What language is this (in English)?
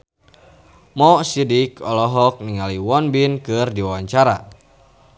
Sundanese